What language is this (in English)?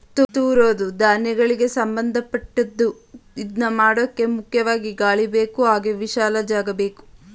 Kannada